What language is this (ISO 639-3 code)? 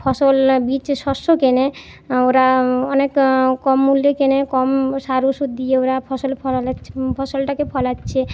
ben